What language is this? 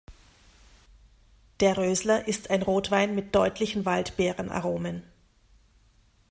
German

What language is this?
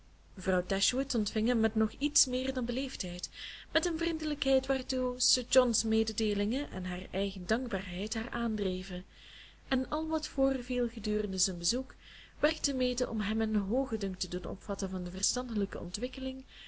Dutch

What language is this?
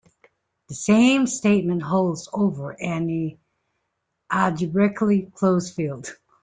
English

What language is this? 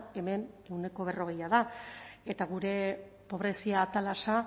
Basque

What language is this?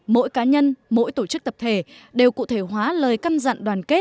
Vietnamese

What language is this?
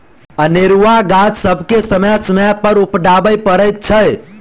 Maithili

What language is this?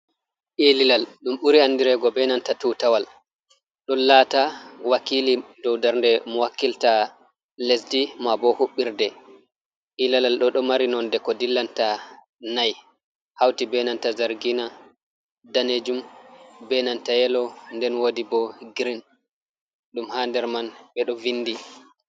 Fula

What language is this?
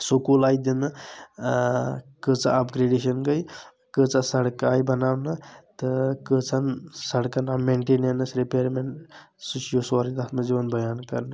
Kashmiri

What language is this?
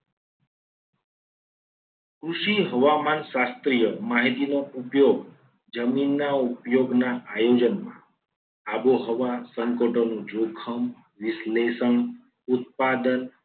Gujarati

